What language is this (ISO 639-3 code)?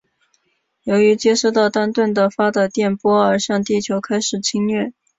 zho